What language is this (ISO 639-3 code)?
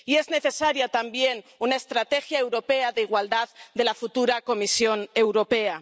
spa